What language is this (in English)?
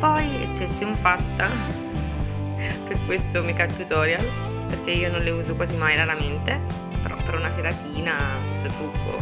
Italian